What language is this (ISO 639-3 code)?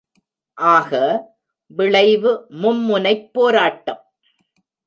tam